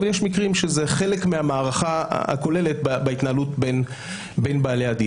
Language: Hebrew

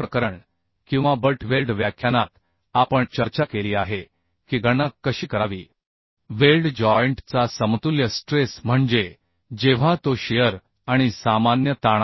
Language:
Marathi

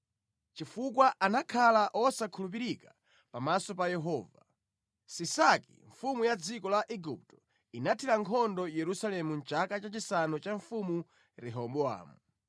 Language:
Nyanja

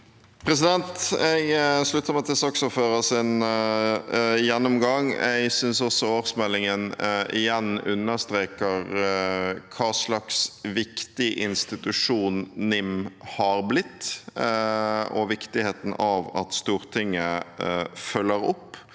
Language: Norwegian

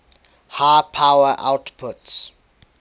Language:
English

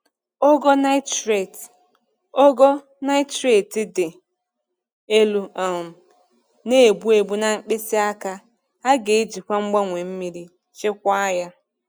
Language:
Igbo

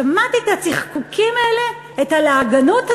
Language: Hebrew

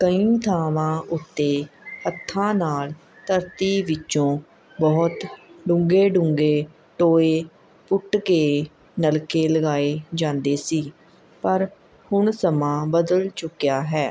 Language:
Punjabi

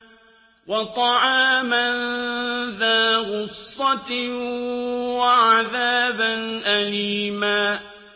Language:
Arabic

